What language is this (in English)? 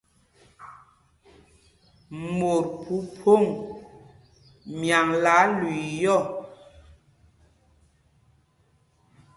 Mpumpong